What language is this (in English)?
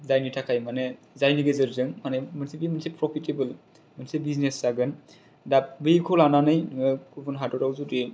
Bodo